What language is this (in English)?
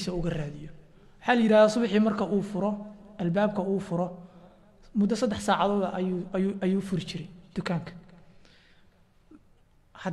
Arabic